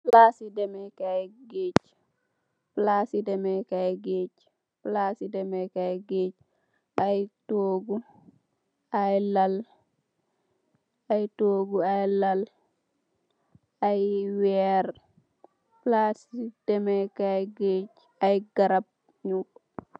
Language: Wolof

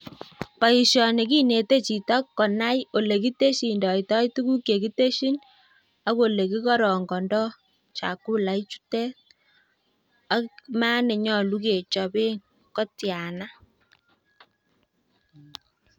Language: Kalenjin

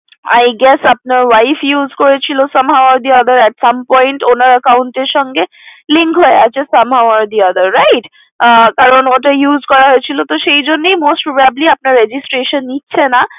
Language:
Bangla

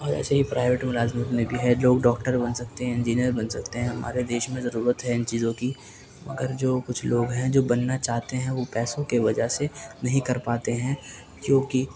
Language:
Urdu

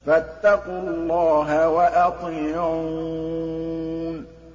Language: Arabic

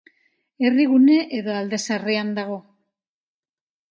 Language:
Basque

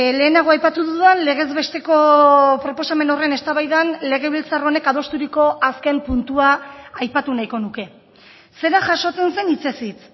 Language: Basque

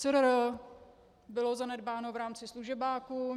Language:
Czech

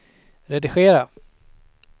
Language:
Swedish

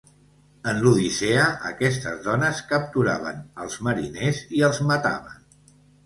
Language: Catalan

